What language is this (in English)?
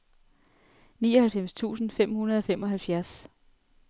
Danish